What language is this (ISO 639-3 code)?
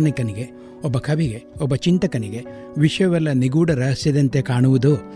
kan